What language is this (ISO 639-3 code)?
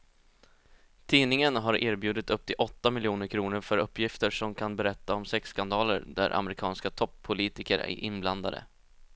swe